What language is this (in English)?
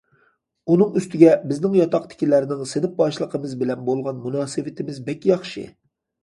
Uyghur